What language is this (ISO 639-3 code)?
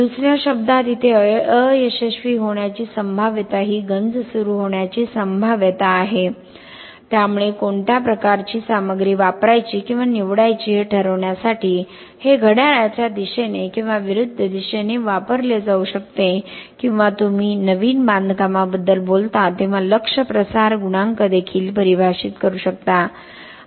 mar